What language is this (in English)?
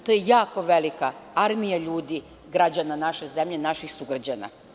Serbian